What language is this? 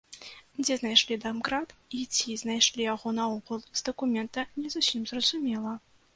Belarusian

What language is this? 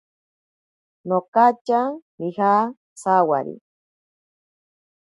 Ashéninka Perené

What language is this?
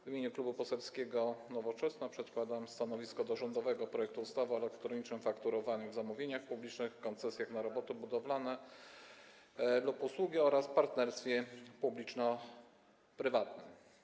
Polish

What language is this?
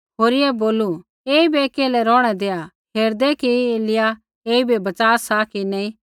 Kullu Pahari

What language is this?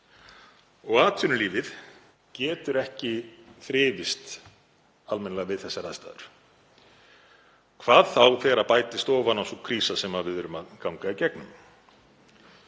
Icelandic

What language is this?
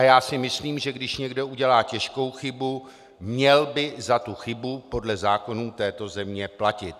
Czech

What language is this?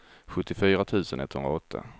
Swedish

